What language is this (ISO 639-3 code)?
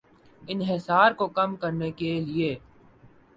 urd